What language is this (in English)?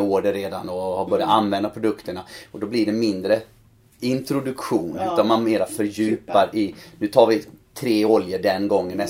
Swedish